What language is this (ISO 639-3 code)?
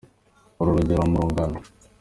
kin